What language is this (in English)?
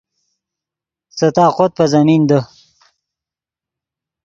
Yidgha